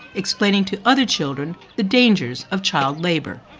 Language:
English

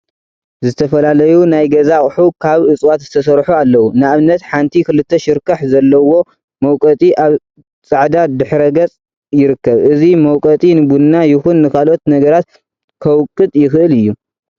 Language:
Tigrinya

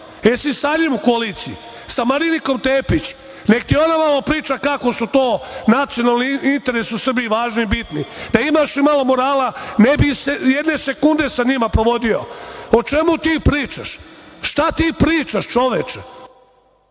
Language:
Serbian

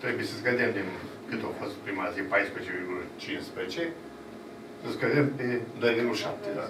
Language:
Romanian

